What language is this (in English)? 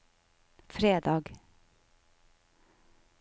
Norwegian